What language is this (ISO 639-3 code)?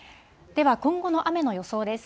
jpn